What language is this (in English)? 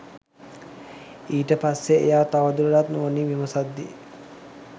Sinhala